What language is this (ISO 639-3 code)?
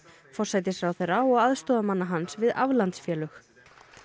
isl